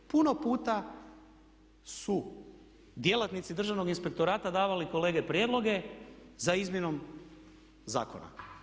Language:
Croatian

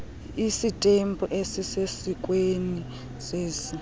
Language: Xhosa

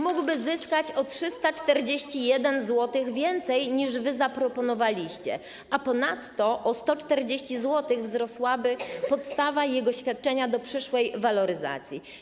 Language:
Polish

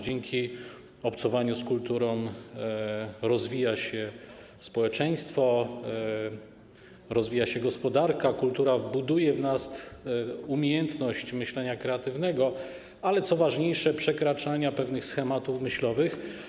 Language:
Polish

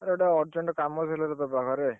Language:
Odia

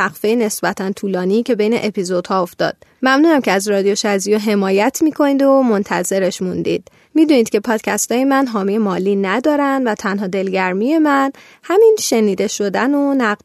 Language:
Persian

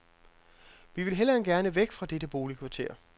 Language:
Danish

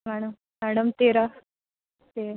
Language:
Marathi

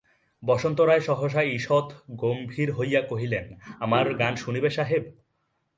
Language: Bangla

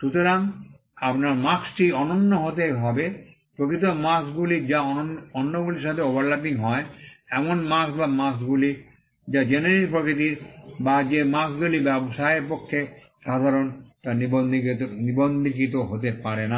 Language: Bangla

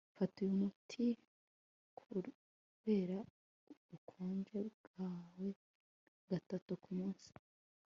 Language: Kinyarwanda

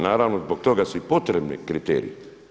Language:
Croatian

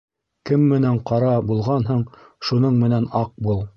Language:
Bashkir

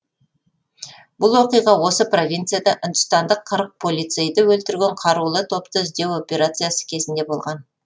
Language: Kazakh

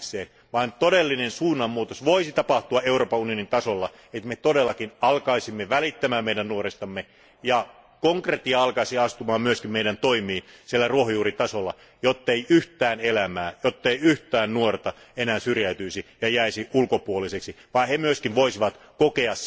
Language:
Finnish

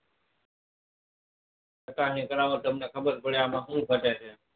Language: Gujarati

